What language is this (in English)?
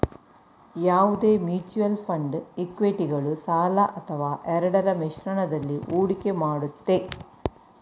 Kannada